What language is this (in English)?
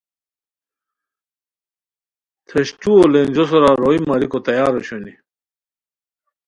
Khowar